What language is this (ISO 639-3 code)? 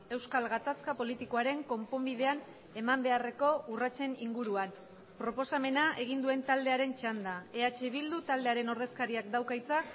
eus